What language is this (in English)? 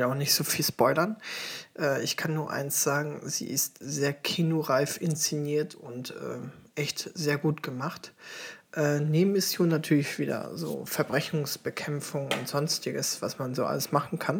German